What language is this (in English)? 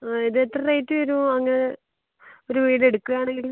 Malayalam